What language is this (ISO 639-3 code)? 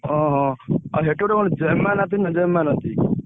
ori